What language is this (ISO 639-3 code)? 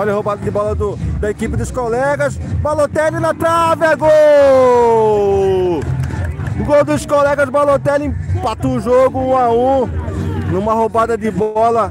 por